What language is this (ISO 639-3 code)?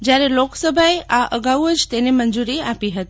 guj